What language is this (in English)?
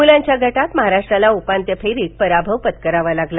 Marathi